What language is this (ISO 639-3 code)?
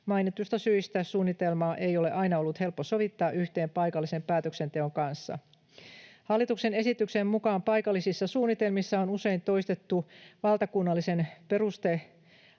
fin